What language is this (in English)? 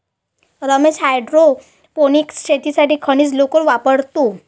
Marathi